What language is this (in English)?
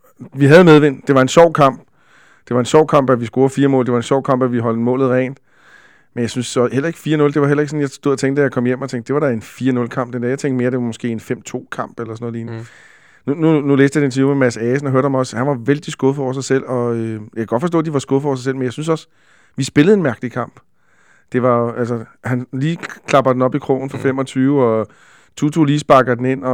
Danish